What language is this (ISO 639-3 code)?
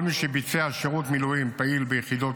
heb